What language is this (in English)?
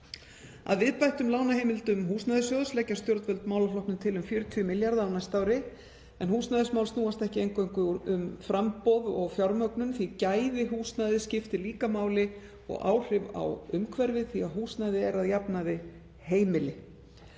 Icelandic